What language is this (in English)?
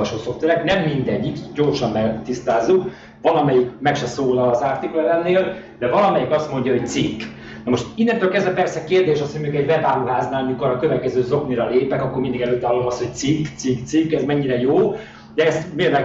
Hungarian